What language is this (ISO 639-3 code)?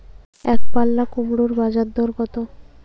ben